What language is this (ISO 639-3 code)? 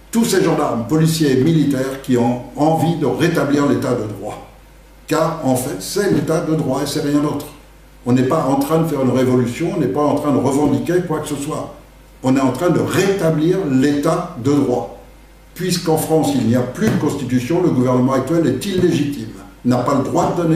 fra